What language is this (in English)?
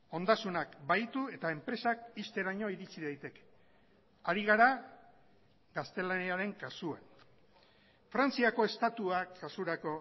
Basque